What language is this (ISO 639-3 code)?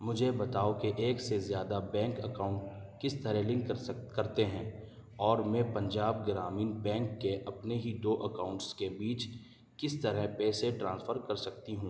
urd